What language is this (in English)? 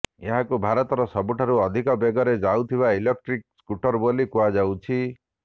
Odia